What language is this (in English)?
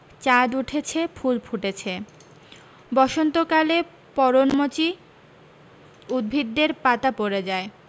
Bangla